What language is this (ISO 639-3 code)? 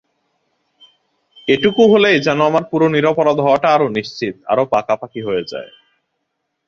ben